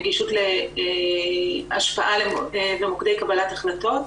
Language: Hebrew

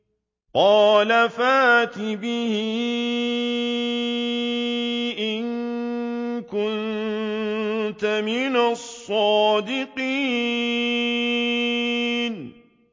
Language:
Arabic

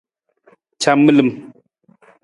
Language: Nawdm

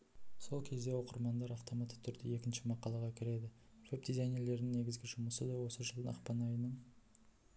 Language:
Kazakh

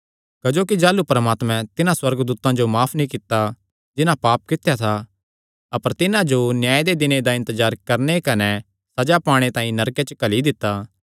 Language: Kangri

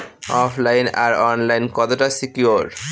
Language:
Bangla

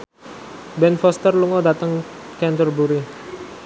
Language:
Javanese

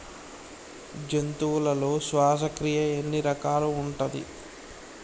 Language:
Telugu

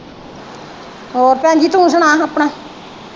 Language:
Punjabi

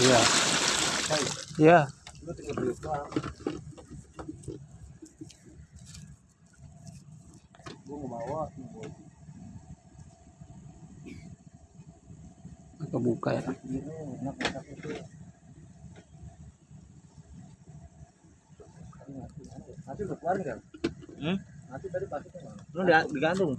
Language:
Indonesian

